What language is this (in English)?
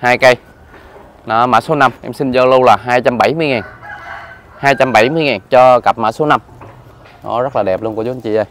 Vietnamese